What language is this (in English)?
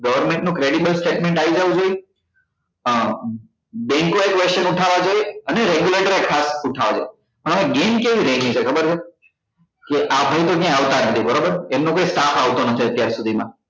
Gujarati